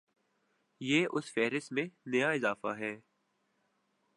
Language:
Urdu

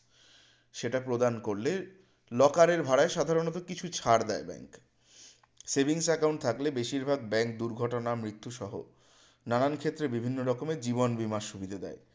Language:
Bangla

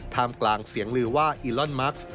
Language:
Thai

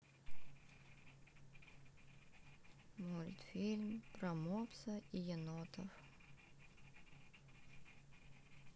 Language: Russian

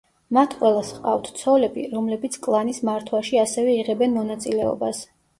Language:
Georgian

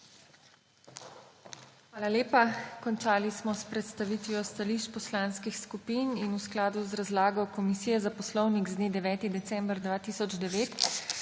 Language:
Slovenian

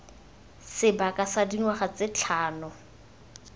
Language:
Tswana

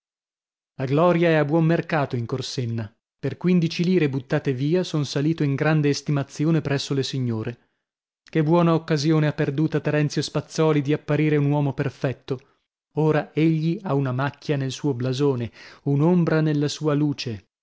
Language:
Italian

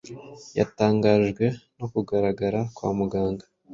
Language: Kinyarwanda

